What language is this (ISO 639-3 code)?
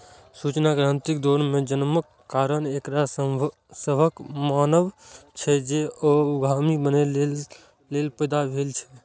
mai